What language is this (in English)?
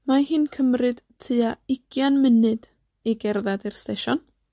Welsh